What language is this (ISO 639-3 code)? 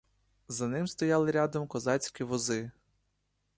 ukr